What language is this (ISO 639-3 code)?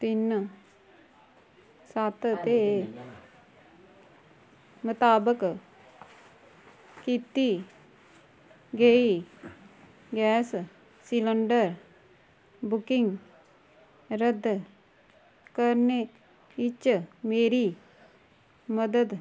doi